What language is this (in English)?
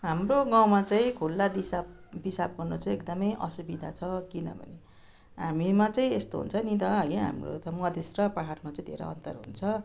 Nepali